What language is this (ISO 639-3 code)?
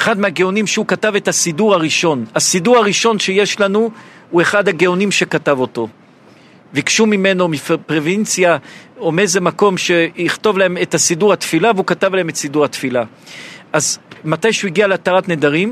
heb